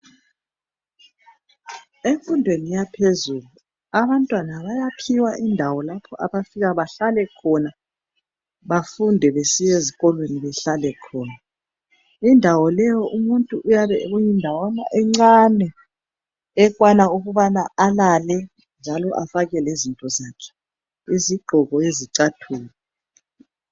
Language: North Ndebele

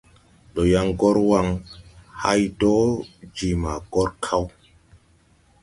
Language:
Tupuri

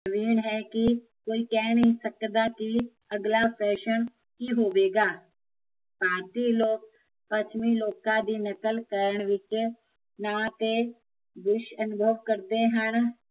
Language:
Punjabi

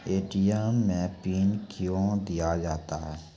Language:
Maithili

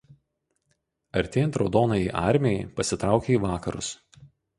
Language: Lithuanian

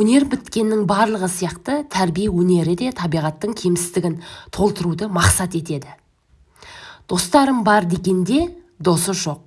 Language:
Turkish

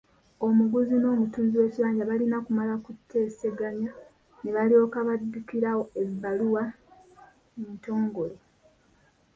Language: Ganda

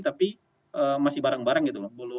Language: Indonesian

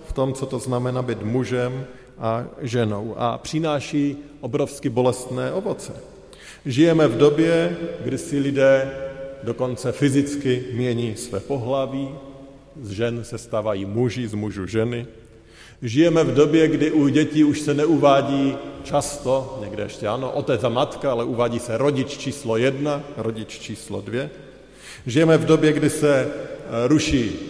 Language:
Czech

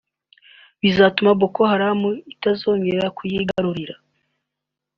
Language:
Kinyarwanda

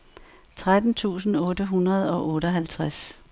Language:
Danish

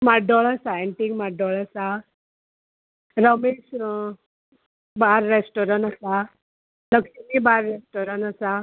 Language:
Konkani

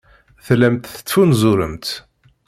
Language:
Kabyle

